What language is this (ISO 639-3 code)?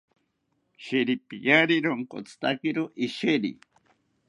cpy